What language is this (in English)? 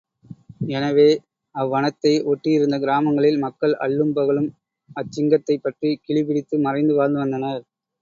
Tamil